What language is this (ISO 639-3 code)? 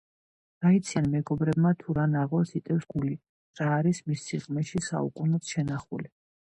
kat